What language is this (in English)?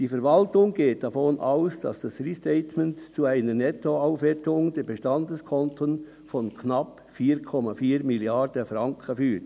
Swiss German